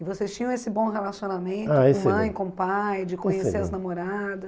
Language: Portuguese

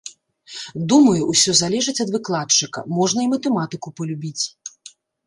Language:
Belarusian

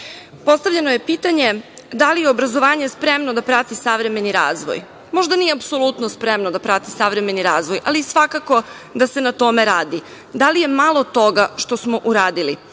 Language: Serbian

